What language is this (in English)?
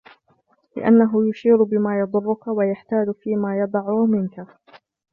Arabic